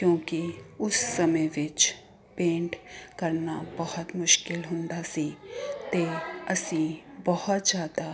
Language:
Punjabi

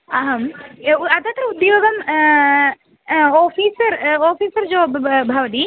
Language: Sanskrit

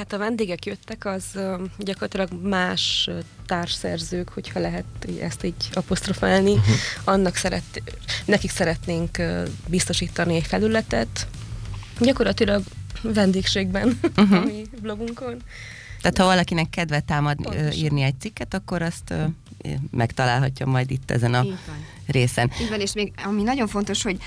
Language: Hungarian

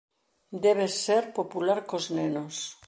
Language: Galician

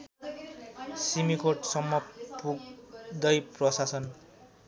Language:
Nepali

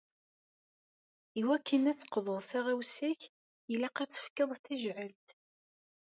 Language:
Kabyle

